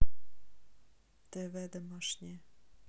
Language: Russian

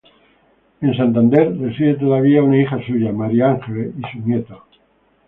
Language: Spanish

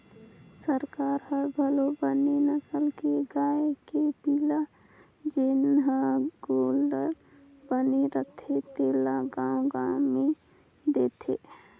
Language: Chhattisgarhi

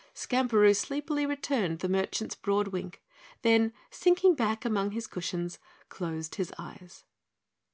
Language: English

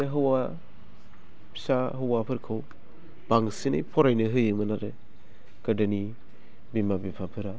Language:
Bodo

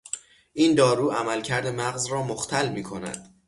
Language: Persian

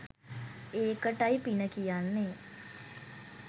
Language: Sinhala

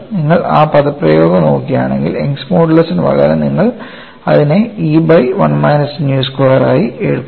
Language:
Malayalam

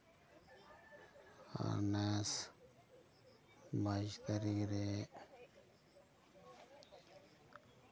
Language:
Santali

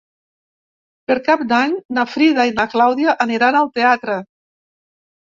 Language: Catalan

